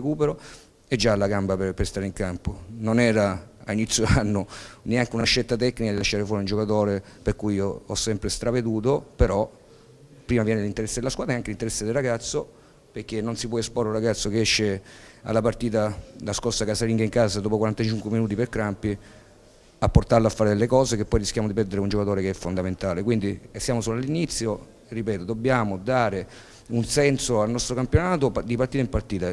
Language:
Italian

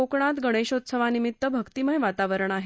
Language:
Marathi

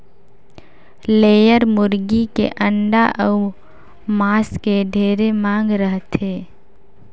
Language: Chhattisgarhi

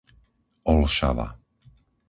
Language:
Slovak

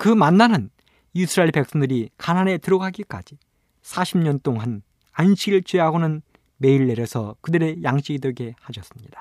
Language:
Korean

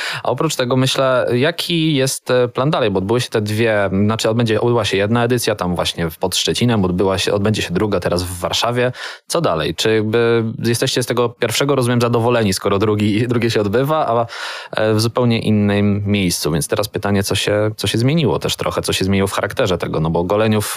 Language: Polish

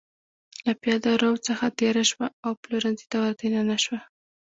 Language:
Pashto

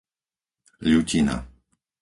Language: Slovak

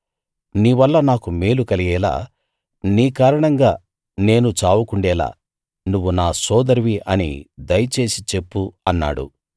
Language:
Telugu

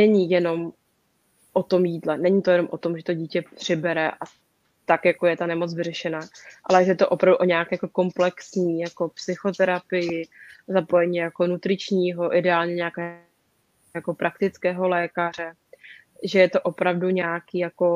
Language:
Czech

